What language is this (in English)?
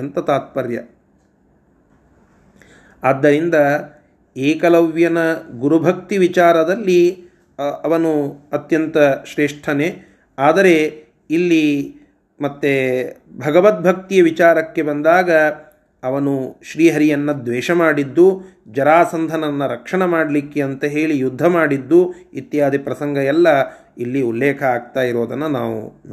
Kannada